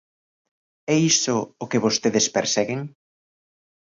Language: Galician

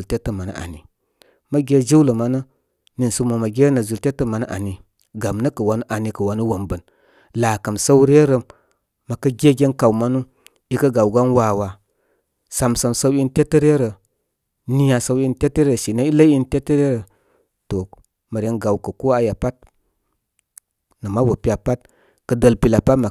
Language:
Koma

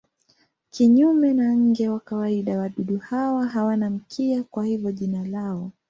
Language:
Swahili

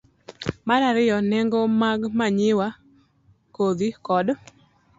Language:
Luo (Kenya and Tanzania)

